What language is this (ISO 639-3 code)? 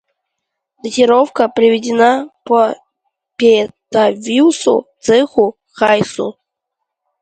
rus